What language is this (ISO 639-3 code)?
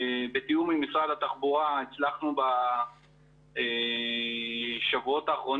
heb